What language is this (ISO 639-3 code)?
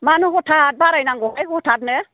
brx